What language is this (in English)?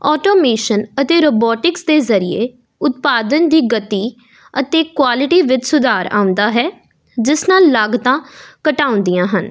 Punjabi